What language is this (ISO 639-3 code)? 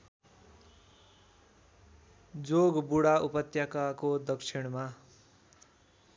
nep